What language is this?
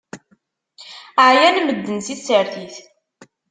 Kabyle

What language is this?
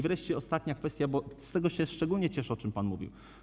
Polish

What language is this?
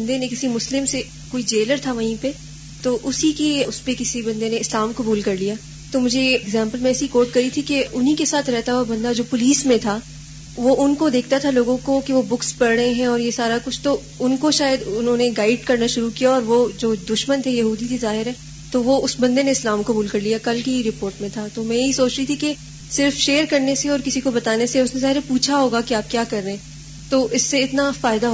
Urdu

